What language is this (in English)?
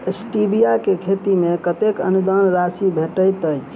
Maithili